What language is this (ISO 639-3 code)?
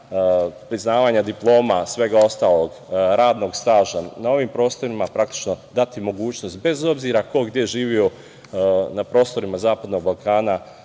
srp